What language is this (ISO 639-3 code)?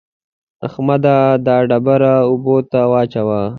pus